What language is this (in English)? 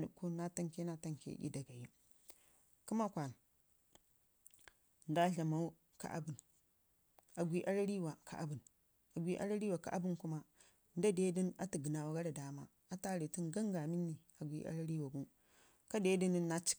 Ngizim